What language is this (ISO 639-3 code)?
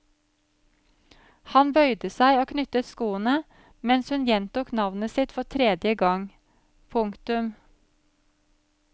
nor